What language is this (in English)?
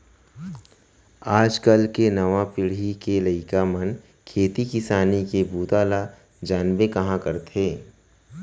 Chhattisgarhi